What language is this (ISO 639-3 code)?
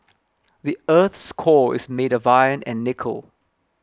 eng